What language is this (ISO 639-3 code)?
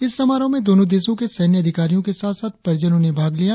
hin